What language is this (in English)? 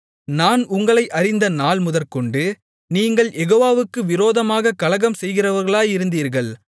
Tamil